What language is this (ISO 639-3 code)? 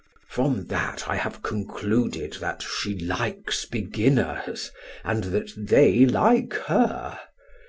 eng